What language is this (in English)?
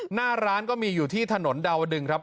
Thai